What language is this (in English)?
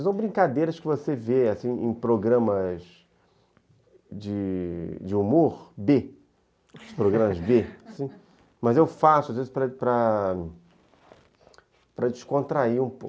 Portuguese